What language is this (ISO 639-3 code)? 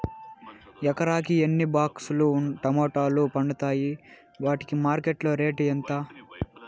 tel